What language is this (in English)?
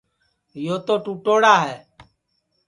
Sansi